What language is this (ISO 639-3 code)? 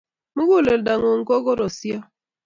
kln